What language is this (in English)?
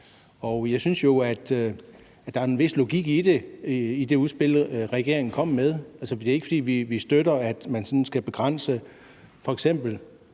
Danish